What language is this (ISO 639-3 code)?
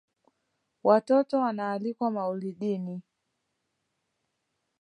swa